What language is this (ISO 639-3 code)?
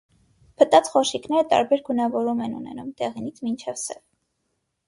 hye